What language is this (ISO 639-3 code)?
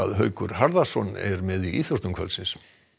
isl